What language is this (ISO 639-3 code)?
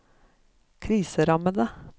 nor